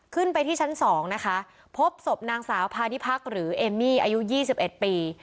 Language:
Thai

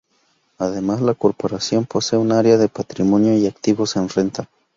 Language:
Spanish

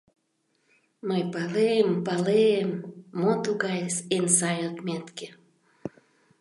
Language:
Mari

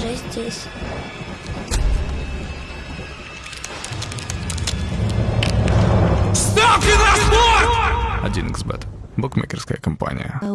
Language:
Russian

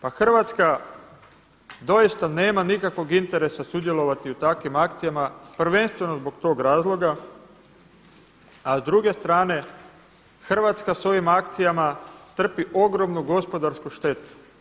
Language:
Croatian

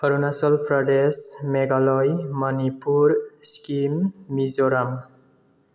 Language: Bodo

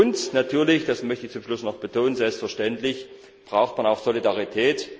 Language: German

